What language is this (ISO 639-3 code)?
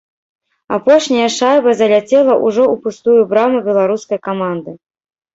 bel